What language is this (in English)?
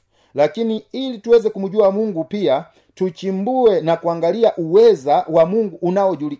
Swahili